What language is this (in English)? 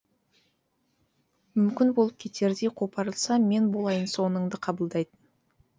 Kazakh